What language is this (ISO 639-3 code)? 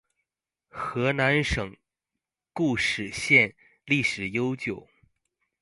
zho